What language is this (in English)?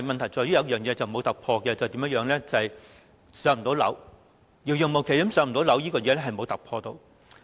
Cantonese